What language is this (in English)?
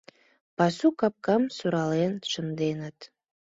Mari